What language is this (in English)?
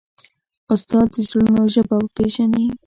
Pashto